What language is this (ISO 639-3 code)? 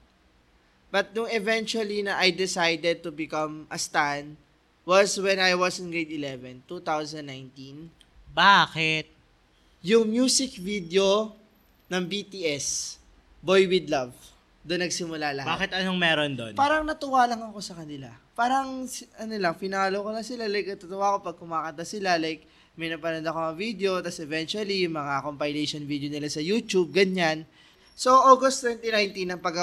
fil